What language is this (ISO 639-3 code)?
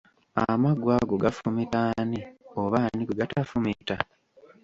lug